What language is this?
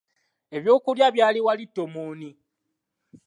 Ganda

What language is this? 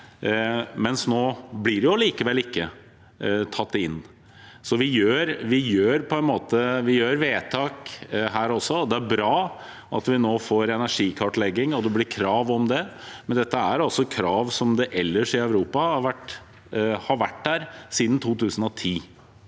Norwegian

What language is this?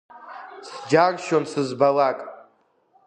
Abkhazian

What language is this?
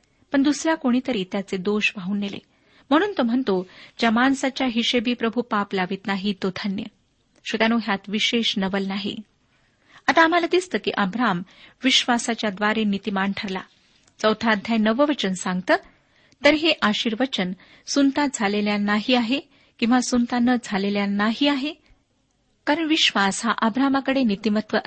Marathi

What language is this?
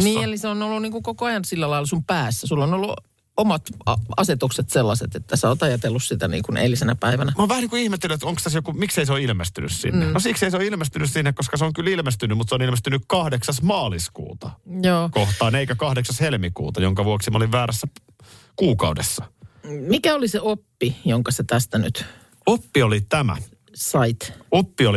Finnish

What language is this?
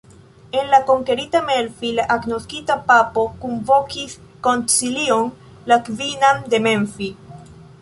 Esperanto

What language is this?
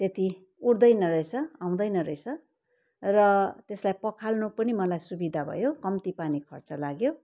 Nepali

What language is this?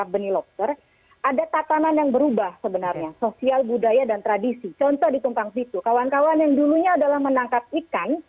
Indonesian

